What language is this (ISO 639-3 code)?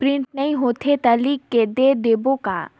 hne